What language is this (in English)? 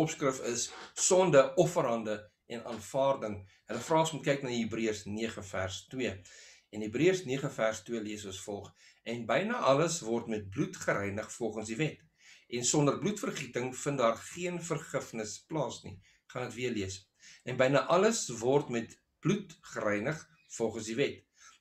Dutch